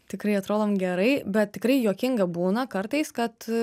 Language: Lithuanian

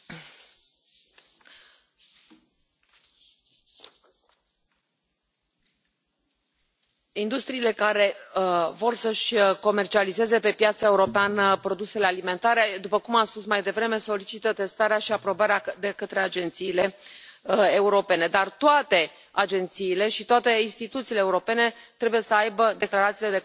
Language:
Romanian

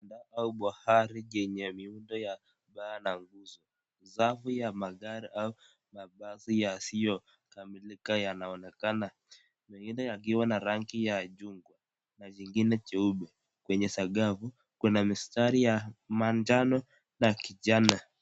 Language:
Swahili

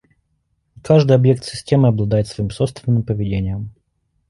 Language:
Russian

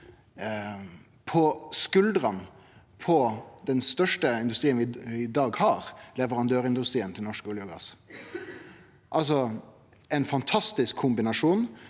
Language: Norwegian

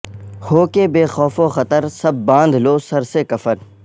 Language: Urdu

